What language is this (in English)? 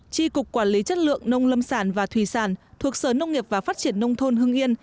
Vietnamese